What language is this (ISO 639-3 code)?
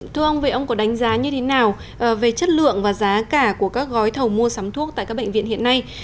vie